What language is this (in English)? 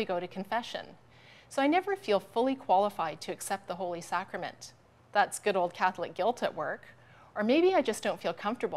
English